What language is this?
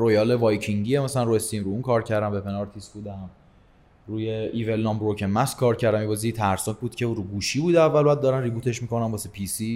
Persian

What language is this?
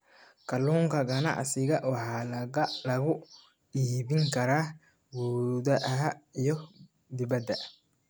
Somali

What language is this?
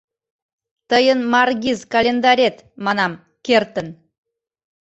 Mari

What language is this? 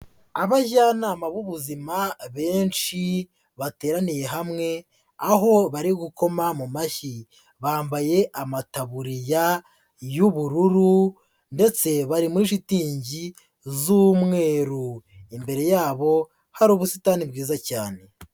Kinyarwanda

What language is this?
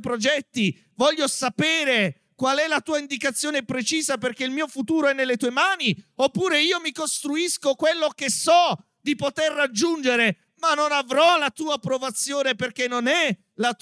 Italian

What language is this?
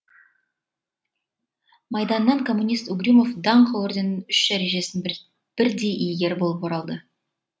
Kazakh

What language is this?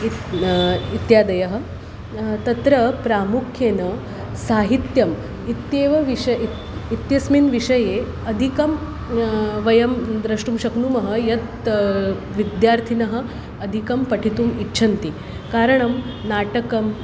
Sanskrit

